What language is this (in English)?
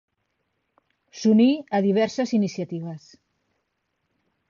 Catalan